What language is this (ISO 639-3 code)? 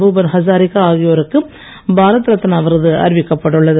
tam